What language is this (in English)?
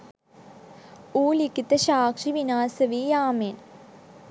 Sinhala